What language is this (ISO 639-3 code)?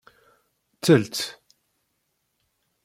kab